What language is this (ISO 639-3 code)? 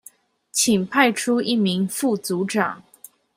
zho